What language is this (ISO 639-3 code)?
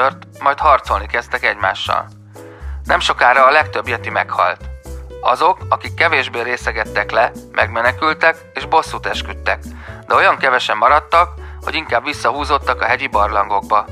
hun